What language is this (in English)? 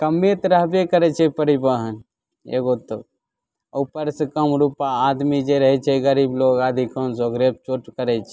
Maithili